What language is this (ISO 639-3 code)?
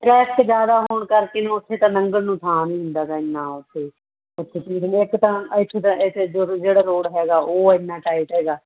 pan